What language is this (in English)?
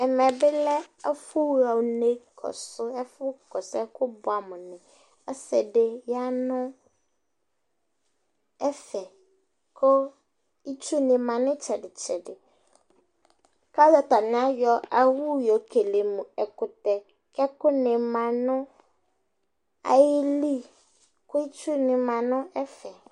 Ikposo